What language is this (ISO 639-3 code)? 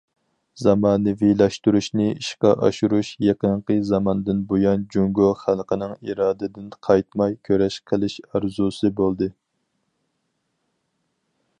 uig